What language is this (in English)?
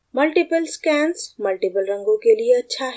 Hindi